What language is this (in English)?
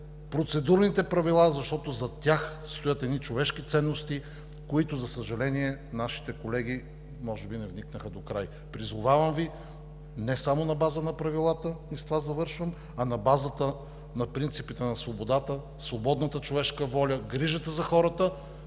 Bulgarian